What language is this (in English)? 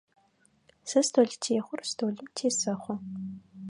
Adyghe